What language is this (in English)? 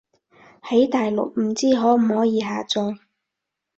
Cantonese